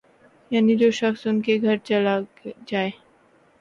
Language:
Urdu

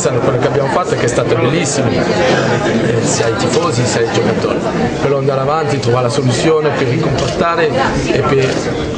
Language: Italian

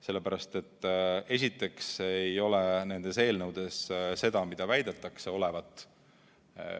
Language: Estonian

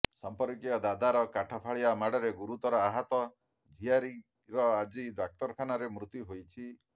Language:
Odia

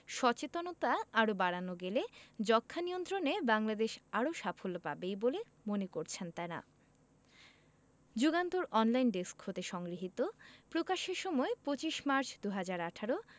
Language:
Bangla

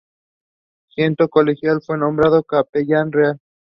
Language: Spanish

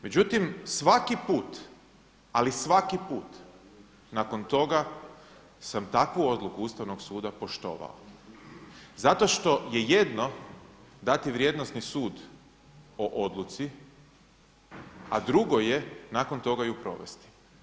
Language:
Croatian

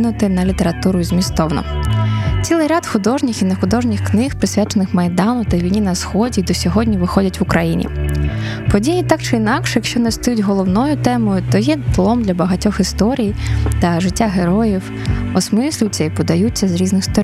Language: Ukrainian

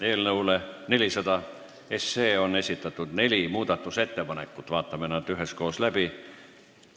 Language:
Estonian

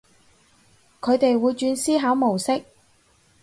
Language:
Cantonese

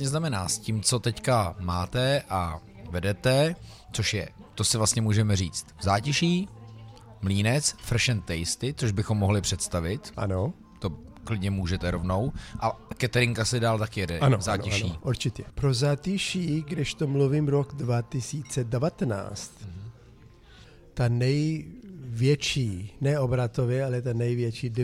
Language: Czech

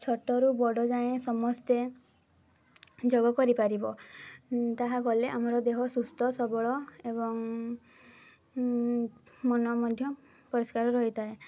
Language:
Odia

